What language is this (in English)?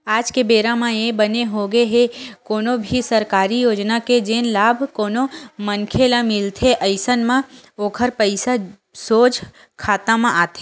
Chhattisgarhi